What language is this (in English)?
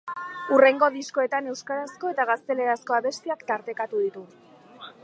Basque